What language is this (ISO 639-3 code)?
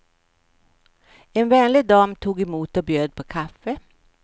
swe